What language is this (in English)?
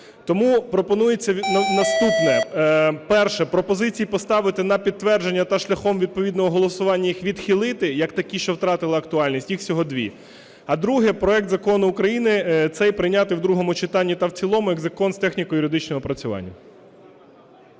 Ukrainian